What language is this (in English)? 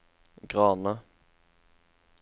Norwegian